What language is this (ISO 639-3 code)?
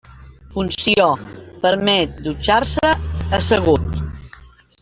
cat